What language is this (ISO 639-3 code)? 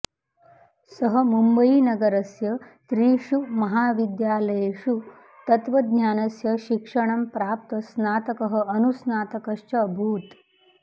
san